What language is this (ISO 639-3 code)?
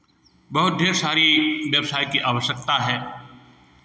hin